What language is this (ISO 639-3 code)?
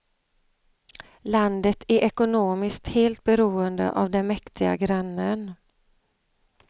swe